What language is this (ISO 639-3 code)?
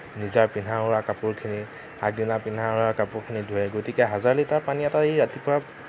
asm